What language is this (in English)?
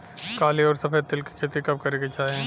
Bhojpuri